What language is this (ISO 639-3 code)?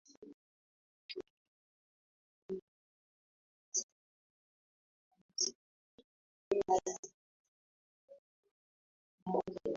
swa